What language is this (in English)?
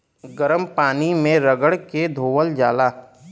Bhojpuri